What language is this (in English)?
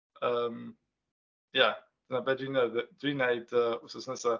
Welsh